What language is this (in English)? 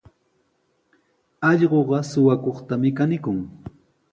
Sihuas Ancash Quechua